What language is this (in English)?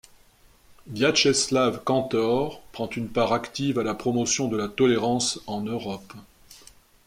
French